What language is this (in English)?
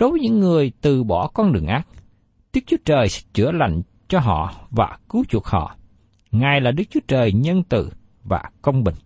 Vietnamese